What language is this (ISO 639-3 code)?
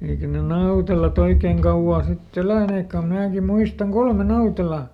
fin